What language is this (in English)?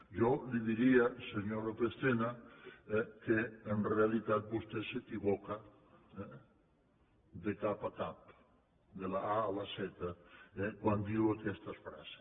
Catalan